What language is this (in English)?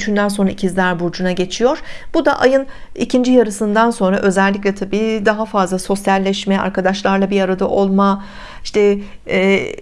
Turkish